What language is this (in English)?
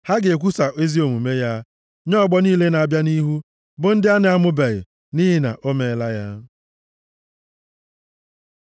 Igbo